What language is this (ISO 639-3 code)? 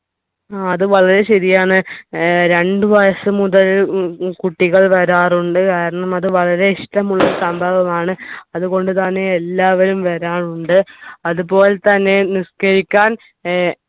mal